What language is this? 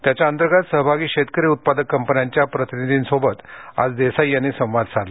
Marathi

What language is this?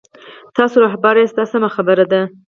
Pashto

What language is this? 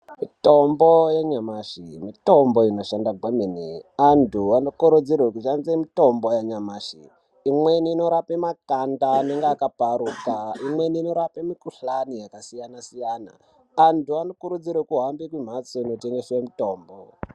Ndau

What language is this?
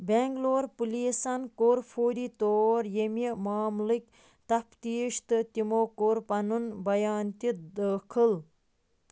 Kashmiri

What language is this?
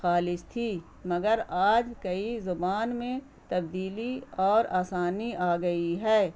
Urdu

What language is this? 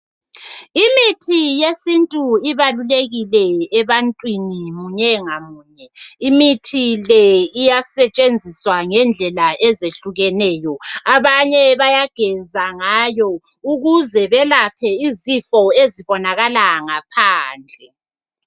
North Ndebele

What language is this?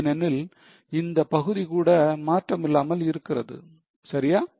Tamil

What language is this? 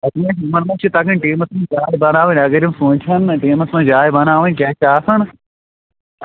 Kashmiri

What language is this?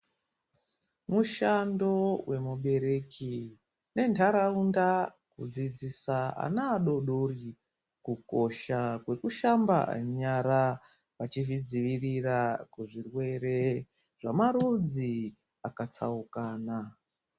Ndau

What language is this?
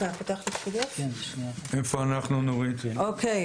Hebrew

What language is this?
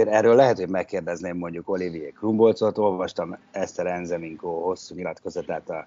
Hungarian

